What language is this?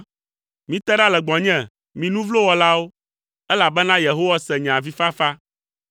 Ewe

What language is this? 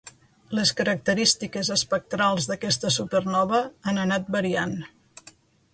Catalan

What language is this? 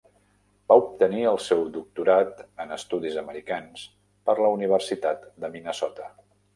Catalan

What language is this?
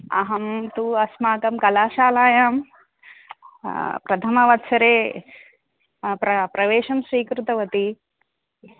Sanskrit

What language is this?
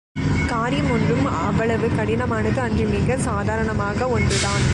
Tamil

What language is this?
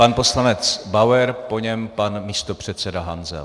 Czech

